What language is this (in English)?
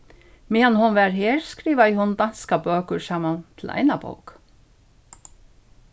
Faroese